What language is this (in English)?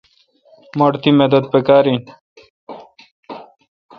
Kalkoti